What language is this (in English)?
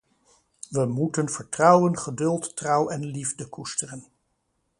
Dutch